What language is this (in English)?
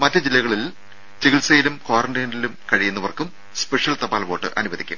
Malayalam